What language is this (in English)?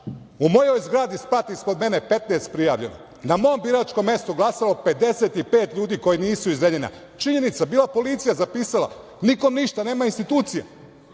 Serbian